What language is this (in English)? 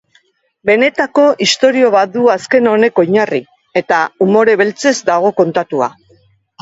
Basque